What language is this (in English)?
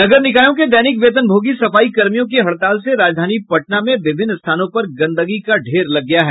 Hindi